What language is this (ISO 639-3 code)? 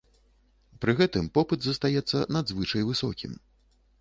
bel